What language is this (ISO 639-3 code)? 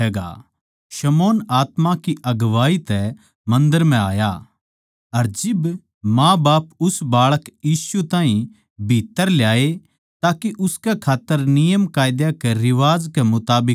bgc